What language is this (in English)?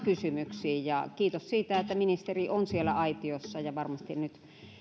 Finnish